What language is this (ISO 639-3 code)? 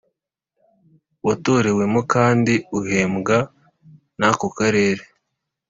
kin